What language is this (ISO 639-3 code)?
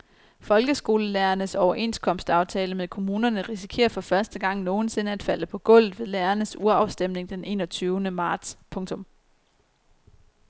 dan